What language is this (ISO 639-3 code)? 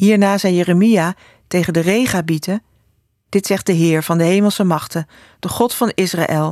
nld